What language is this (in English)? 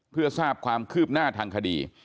Thai